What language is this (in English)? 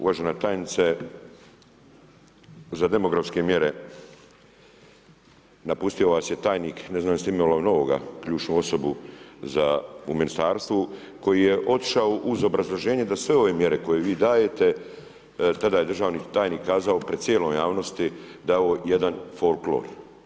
Croatian